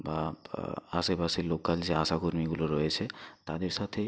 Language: Bangla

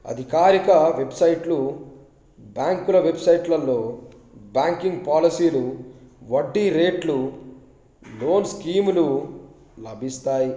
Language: Telugu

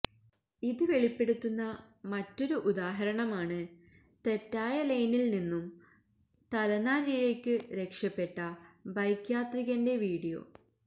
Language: Malayalam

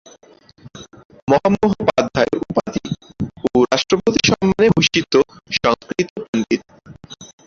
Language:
Bangla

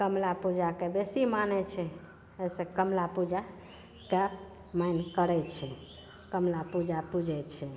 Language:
Maithili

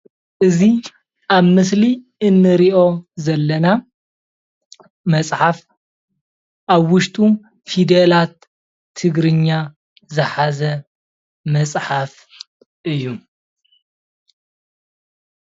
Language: Tigrinya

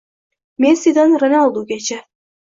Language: Uzbek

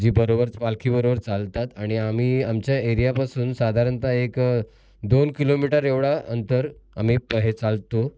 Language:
Marathi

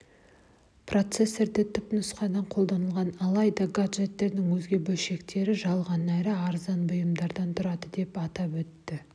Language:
Kazakh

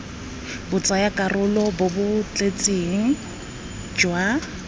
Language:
Tswana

